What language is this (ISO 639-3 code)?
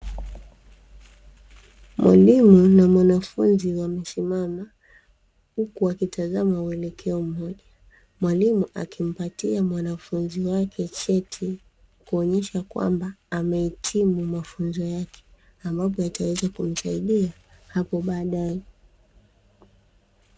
swa